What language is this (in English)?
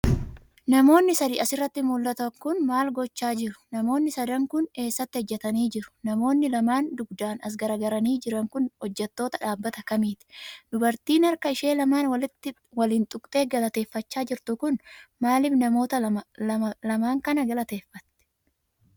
Oromo